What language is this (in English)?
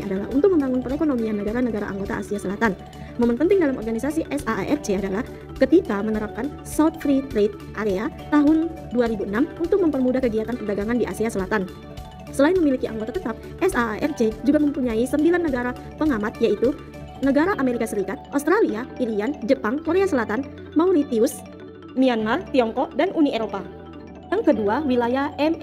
Indonesian